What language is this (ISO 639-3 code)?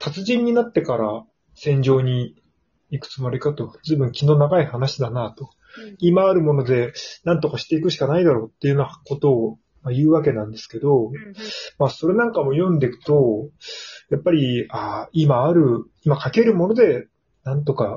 jpn